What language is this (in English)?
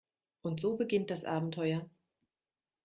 German